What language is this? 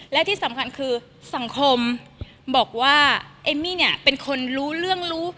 Thai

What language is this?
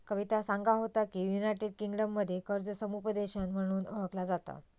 Marathi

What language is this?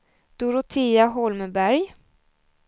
Swedish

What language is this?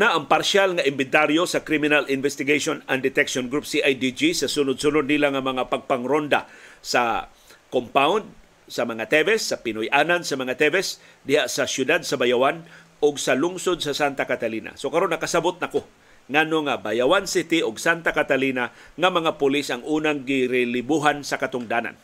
Filipino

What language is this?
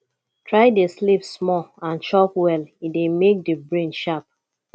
Nigerian Pidgin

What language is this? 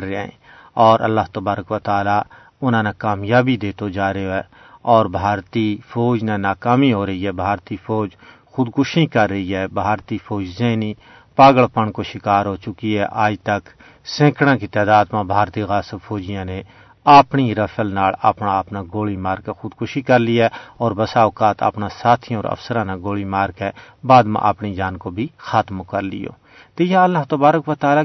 Urdu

